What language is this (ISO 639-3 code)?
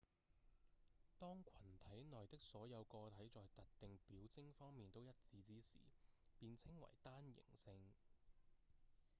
yue